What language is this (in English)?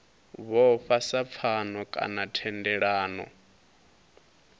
Venda